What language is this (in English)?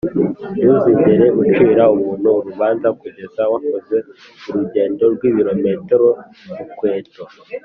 Kinyarwanda